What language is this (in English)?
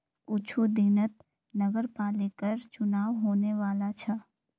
Magahi